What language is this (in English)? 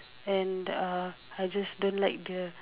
English